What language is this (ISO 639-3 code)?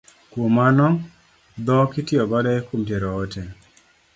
luo